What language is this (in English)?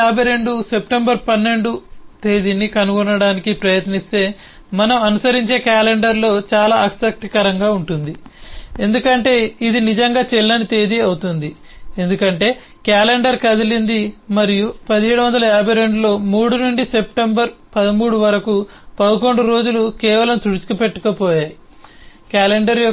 Telugu